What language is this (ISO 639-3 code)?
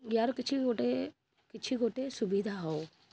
ori